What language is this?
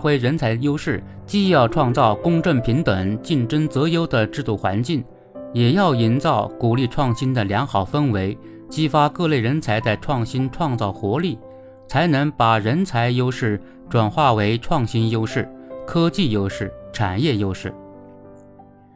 Chinese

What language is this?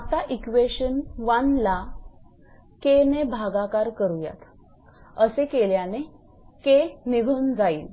Marathi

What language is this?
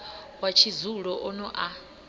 Venda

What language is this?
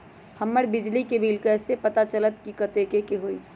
Magahi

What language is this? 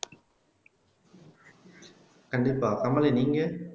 Tamil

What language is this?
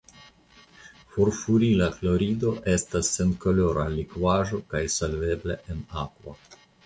Esperanto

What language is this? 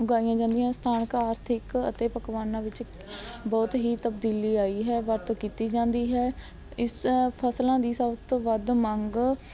Punjabi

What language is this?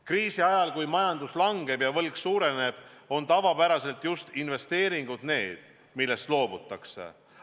Estonian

